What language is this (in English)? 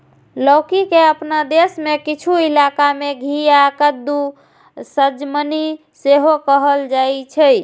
Maithili